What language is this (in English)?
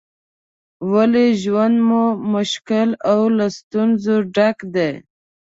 Pashto